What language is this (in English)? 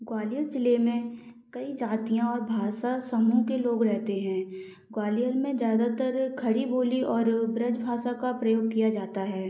Hindi